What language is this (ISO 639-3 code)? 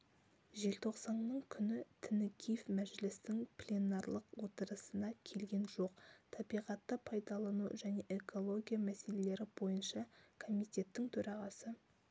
kaz